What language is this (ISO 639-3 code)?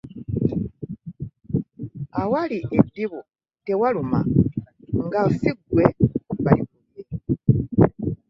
lug